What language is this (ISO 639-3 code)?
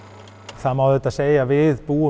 isl